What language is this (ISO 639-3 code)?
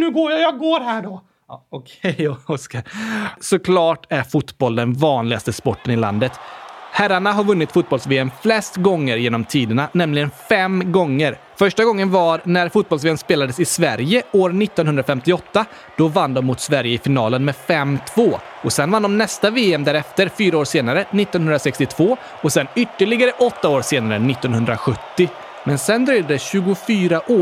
swe